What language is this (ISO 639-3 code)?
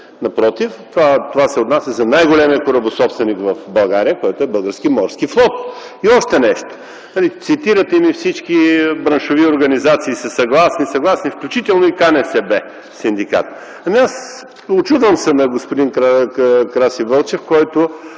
bul